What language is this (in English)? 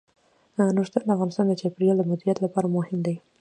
Pashto